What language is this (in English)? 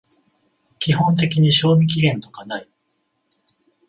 Japanese